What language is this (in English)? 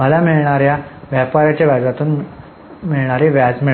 Marathi